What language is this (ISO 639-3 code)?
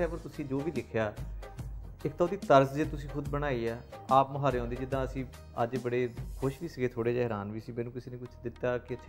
pan